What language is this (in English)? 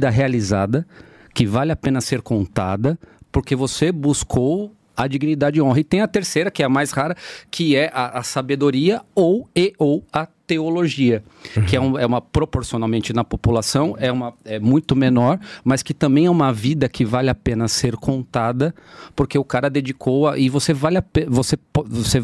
Portuguese